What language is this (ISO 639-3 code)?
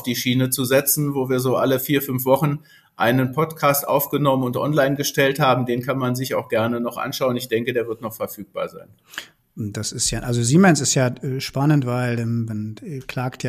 deu